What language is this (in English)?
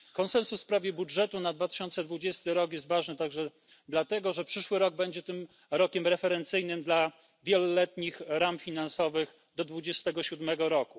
Polish